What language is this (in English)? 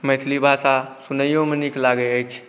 Maithili